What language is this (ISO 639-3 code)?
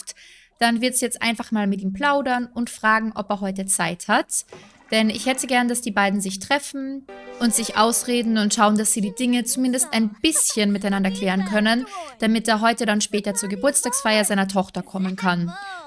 deu